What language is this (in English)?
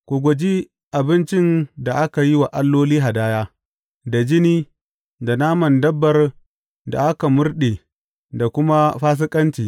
Hausa